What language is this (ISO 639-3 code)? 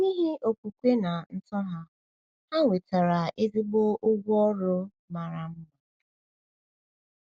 ibo